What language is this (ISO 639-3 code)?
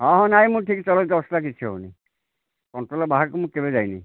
ori